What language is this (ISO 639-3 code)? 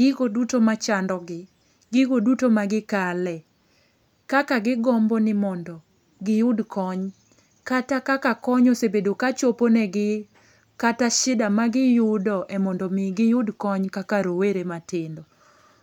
luo